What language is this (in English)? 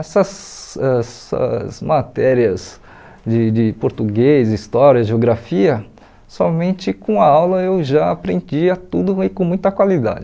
Portuguese